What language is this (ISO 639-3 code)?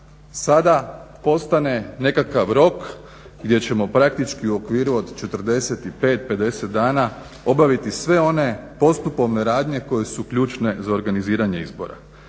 hrv